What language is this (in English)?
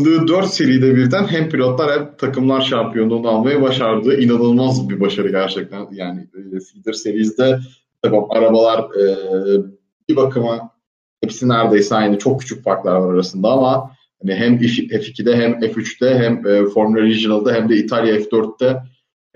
Turkish